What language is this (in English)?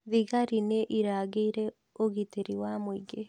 Kikuyu